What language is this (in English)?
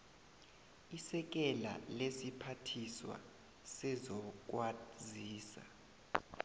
South Ndebele